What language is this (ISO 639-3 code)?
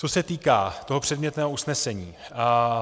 ces